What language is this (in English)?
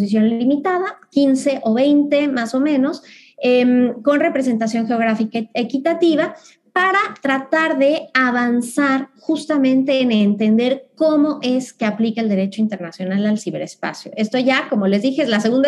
Spanish